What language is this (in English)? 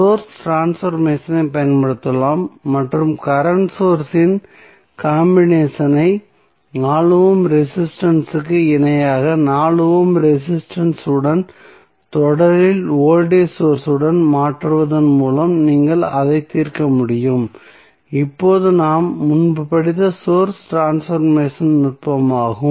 Tamil